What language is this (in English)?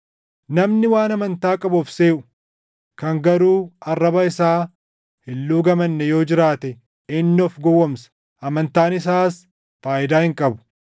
Oromo